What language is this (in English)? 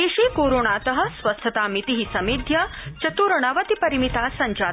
Sanskrit